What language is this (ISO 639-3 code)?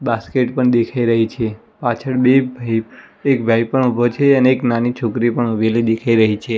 guj